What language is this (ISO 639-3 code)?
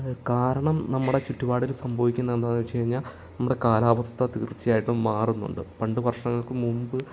mal